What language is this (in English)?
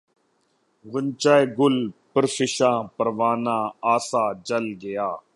Urdu